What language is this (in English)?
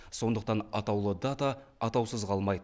Kazakh